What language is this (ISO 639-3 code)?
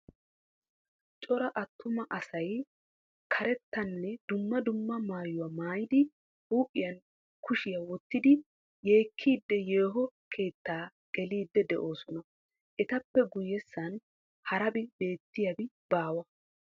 wal